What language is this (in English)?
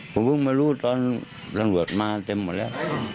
Thai